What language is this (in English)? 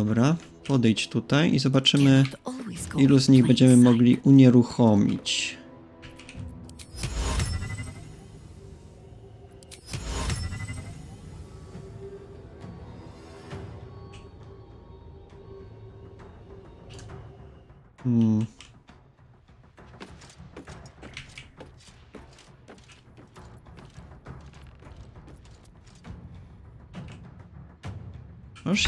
Polish